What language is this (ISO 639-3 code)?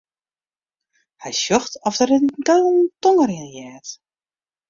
fry